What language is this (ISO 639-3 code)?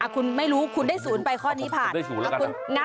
tha